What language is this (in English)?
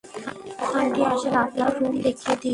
Bangla